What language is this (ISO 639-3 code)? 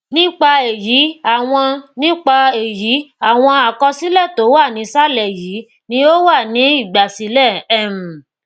yor